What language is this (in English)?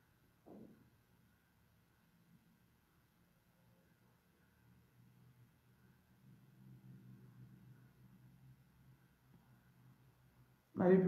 French